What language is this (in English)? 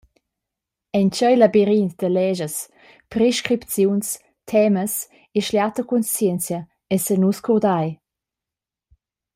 Romansh